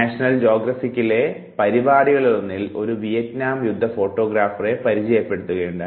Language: Malayalam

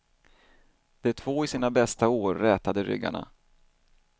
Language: Swedish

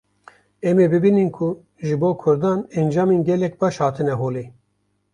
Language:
Kurdish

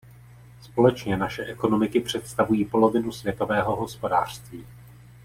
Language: Czech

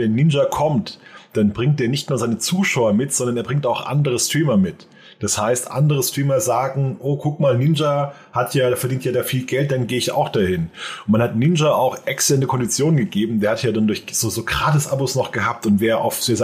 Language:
German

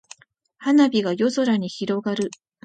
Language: Japanese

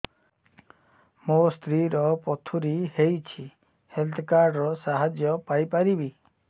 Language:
Odia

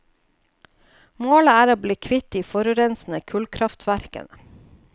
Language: Norwegian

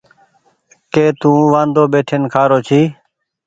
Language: Goaria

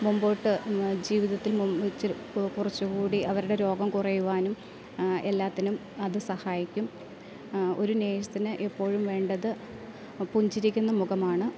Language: Malayalam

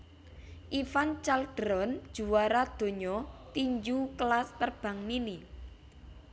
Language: Javanese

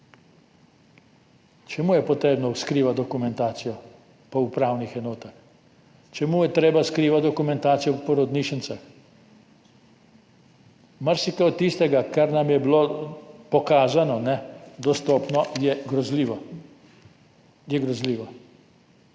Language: Slovenian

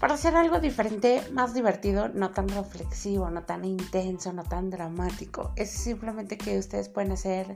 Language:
Spanish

